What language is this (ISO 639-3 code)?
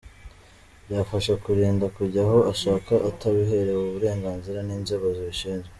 kin